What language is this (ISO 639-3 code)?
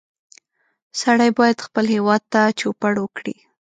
pus